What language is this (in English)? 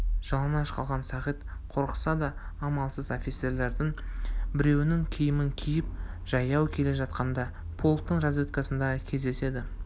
Kazakh